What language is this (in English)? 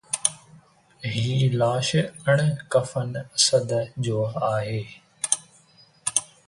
Sindhi